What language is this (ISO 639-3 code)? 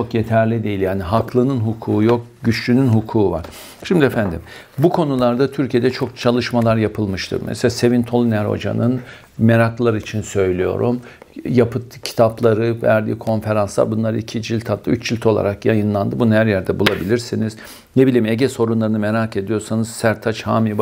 tur